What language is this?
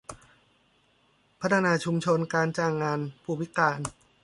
Thai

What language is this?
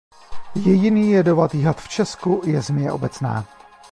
Czech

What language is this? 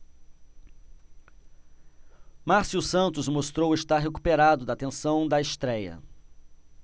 Portuguese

